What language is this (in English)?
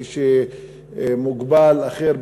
Hebrew